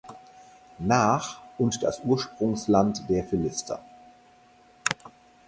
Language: German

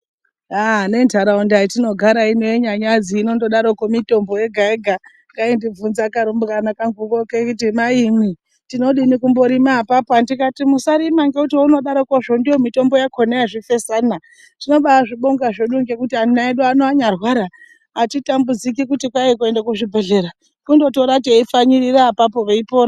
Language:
Ndau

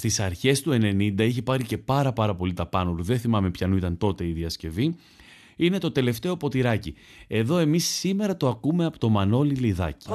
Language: Greek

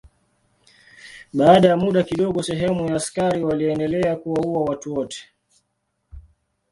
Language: Swahili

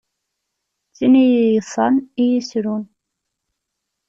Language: Kabyle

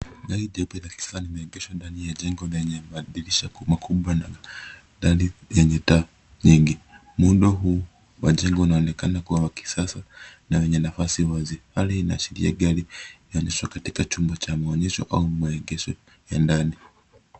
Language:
Swahili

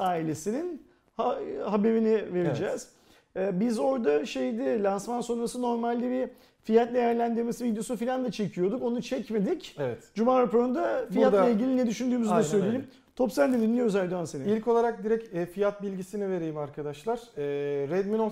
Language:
Turkish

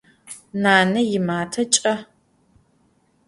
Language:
Adyghe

